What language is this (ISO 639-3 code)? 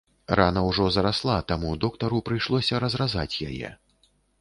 bel